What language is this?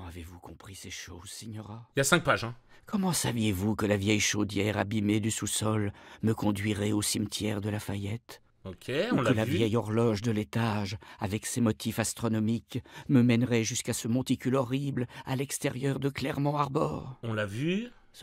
French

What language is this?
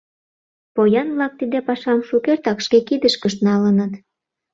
Mari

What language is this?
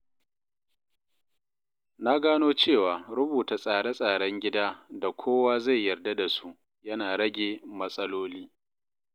Hausa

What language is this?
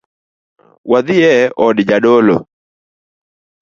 Luo (Kenya and Tanzania)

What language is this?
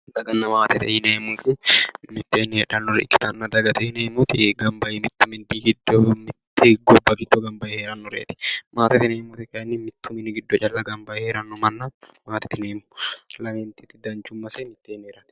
Sidamo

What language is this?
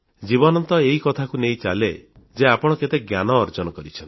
Odia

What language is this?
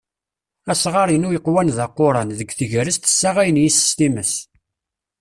Kabyle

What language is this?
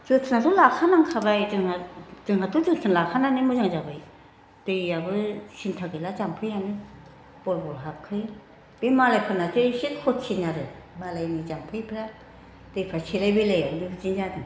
Bodo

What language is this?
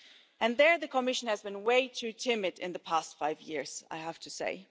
English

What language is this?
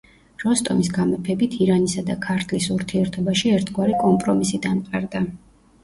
Georgian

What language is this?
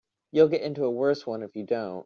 English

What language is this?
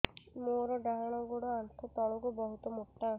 Odia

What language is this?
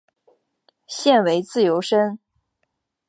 Chinese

